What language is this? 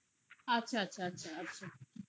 Bangla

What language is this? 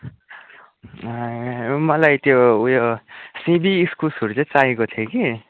Nepali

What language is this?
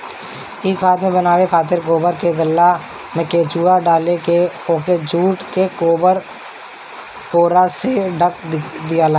Bhojpuri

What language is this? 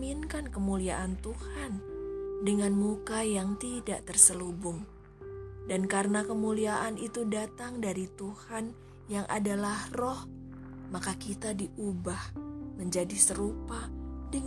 Indonesian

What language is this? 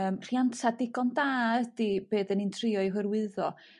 Welsh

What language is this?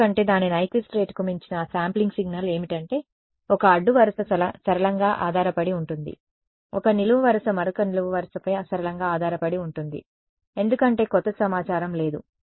Telugu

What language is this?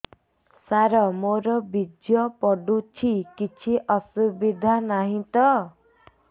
Odia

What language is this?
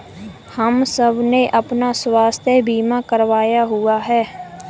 Hindi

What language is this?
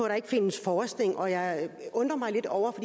Danish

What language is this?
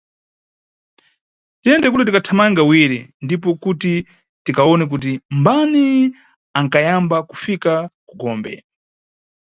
Nyungwe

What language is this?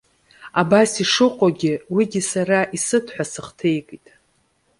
Abkhazian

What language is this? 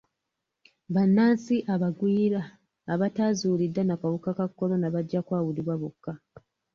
Ganda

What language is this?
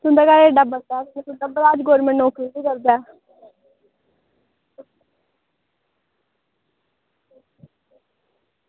Dogri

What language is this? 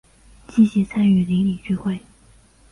Chinese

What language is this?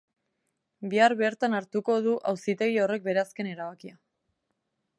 Basque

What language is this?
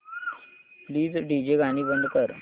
Marathi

